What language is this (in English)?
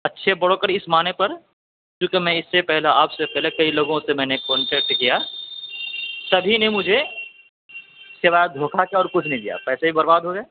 Urdu